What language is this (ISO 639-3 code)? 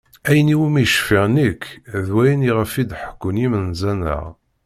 kab